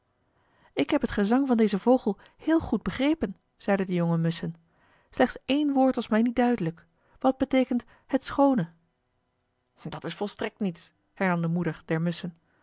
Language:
Dutch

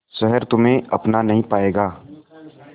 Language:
Hindi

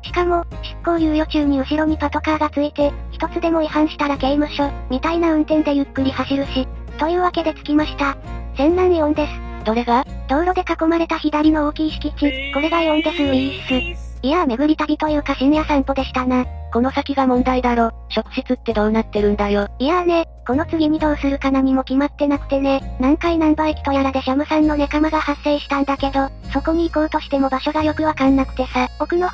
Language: Japanese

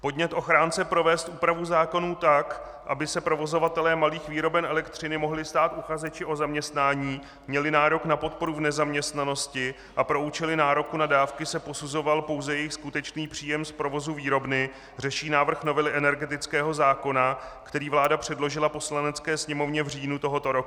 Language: Czech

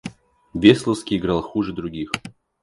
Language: Russian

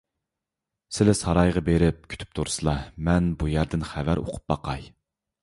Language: Uyghur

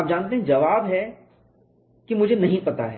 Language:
Hindi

